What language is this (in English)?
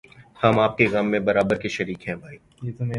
Urdu